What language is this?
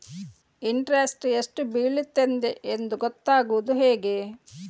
Kannada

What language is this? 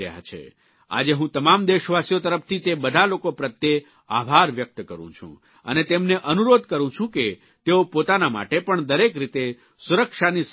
Gujarati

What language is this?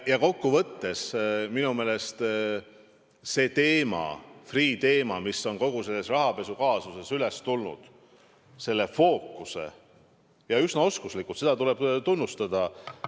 Estonian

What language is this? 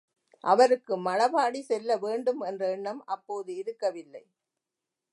Tamil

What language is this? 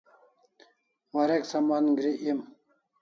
Kalasha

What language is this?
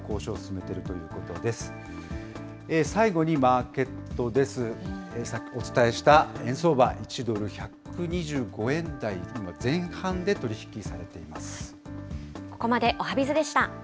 Japanese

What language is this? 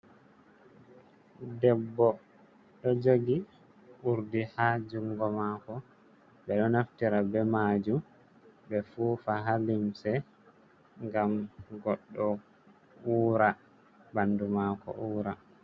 Fula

